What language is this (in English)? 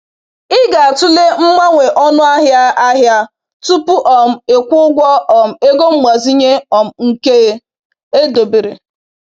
Igbo